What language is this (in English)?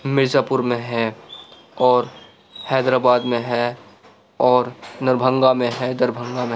Urdu